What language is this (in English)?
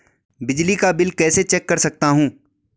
Hindi